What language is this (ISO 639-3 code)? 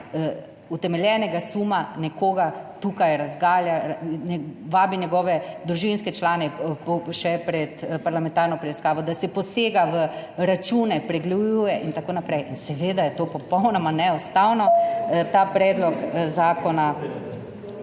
slv